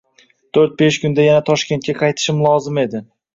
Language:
Uzbek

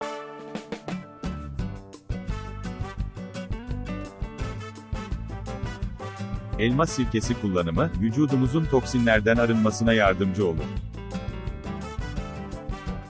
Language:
Turkish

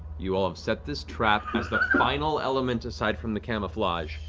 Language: English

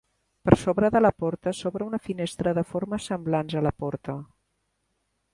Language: Catalan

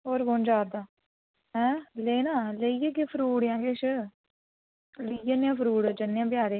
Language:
Dogri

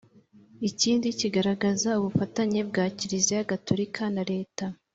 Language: Kinyarwanda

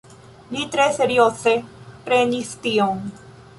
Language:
Esperanto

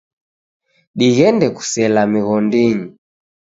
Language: Taita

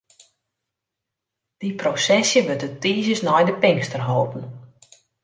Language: Western Frisian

